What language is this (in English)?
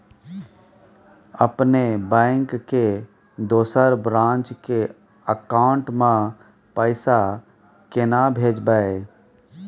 Maithili